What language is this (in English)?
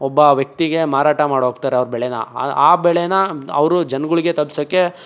Kannada